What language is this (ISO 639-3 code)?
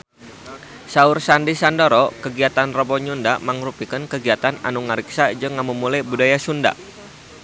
sun